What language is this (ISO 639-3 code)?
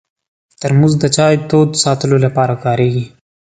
pus